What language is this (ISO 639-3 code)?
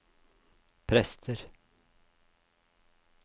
nor